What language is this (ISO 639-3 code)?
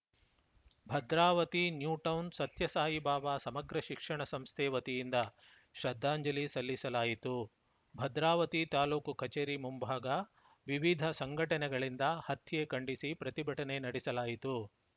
kan